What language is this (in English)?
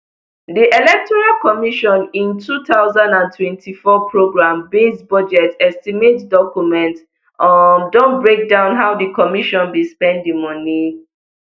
Nigerian Pidgin